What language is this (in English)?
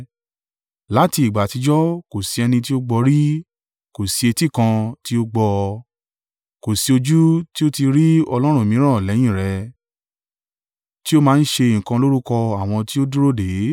Yoruba